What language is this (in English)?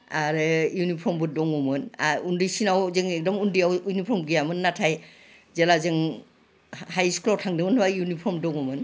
Bodo